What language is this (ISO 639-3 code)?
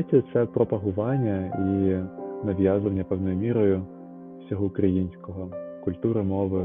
ukr